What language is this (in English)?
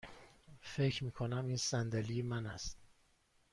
Persian